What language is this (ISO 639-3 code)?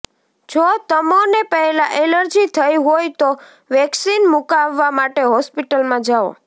guj